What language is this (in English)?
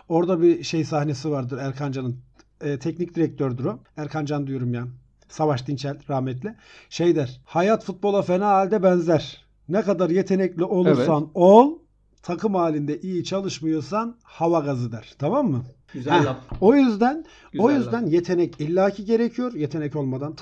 Turkish